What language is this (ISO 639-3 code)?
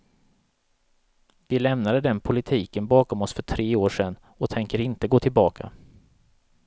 swe